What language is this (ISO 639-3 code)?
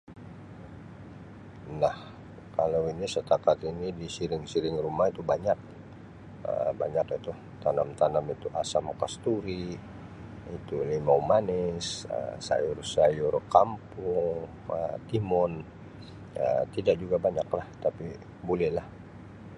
msi